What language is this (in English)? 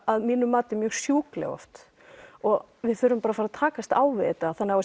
Icelandic